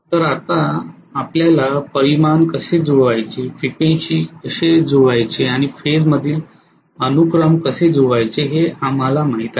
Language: Marathi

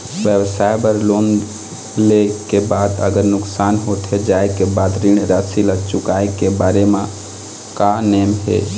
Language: Chhattisgarhi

